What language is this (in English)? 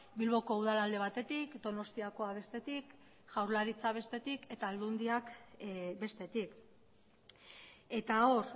Basque